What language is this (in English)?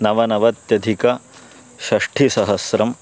Sanskrit